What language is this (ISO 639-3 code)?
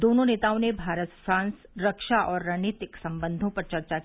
hin